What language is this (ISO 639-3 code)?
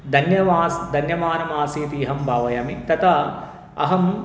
san